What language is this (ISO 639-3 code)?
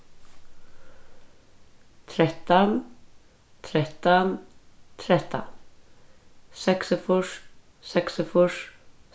fao